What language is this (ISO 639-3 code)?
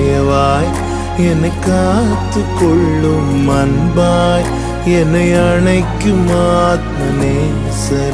urd